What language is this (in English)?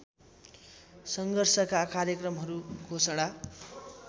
Nepali